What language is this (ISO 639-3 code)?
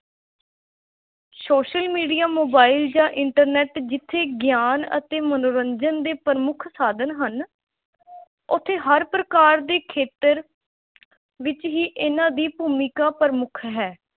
pan